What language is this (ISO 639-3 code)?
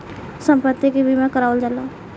bho